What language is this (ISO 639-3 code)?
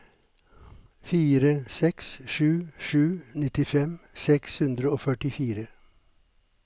nor